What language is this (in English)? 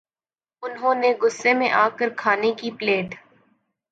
Urdu